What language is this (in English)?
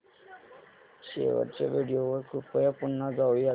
Marathi